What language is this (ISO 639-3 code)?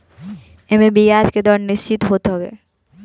bho